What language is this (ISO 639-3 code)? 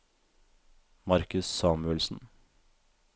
nor